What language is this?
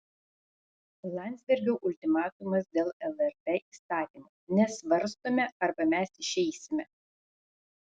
Lithuanian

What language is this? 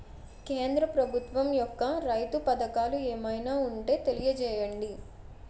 Telugu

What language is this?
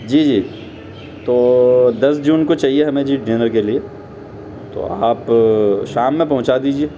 Urdu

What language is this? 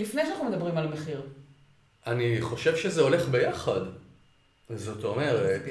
Hebrew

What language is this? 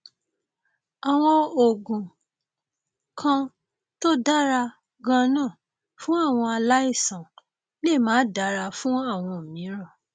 Yoruba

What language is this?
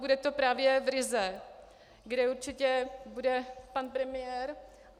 Czech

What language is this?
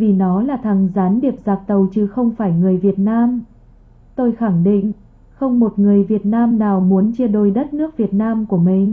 Vietnamese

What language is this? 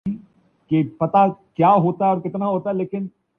Urdu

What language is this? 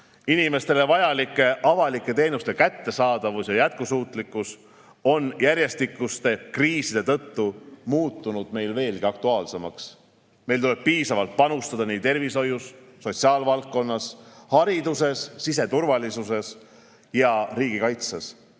Estonian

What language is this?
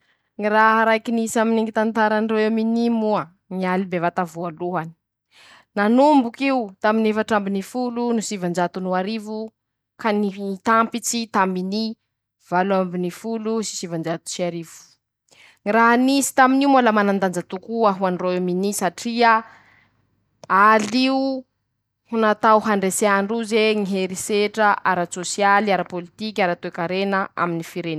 Masikoro Malagasy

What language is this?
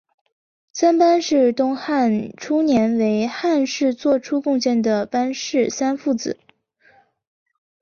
Chinese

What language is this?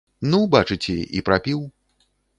Belarusian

